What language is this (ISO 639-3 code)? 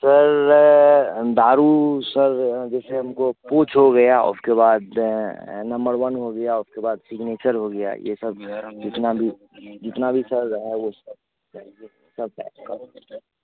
hin